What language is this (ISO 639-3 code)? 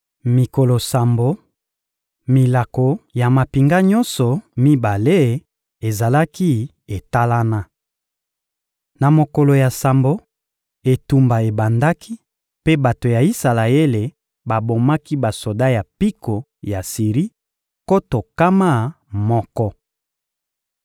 lin